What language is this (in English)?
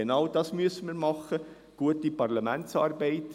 Swiss German